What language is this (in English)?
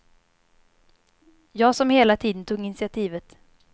Swedish